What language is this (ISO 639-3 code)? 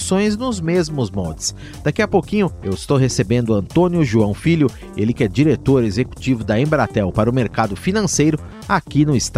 por